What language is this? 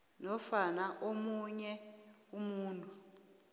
South Ndebele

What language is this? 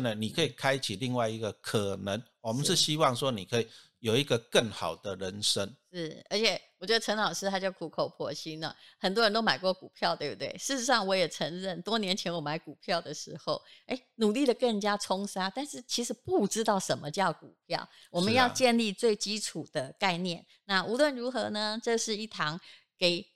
Chinese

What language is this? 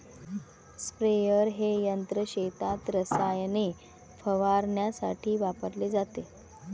Marathi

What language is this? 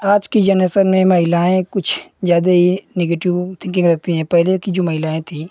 Hindi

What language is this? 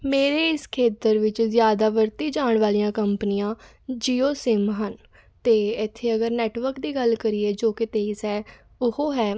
Punjabi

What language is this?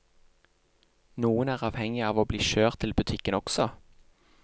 Norwegian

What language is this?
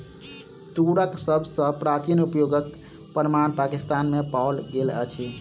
Maithili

